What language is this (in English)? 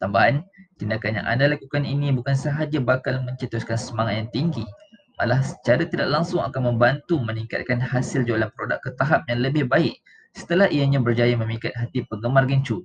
Malay